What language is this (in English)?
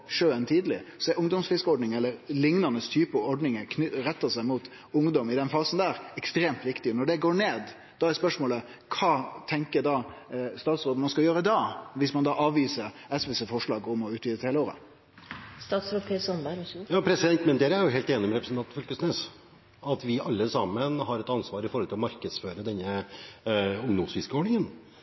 Norwegian